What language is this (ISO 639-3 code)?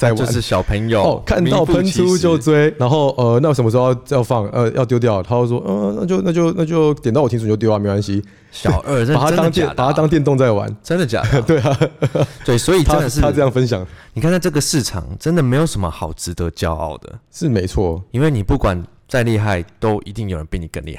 zho